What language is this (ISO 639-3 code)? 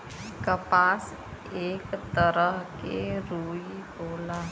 bho